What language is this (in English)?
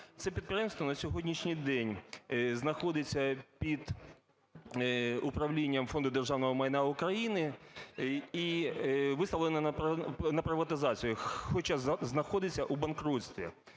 Ukrainian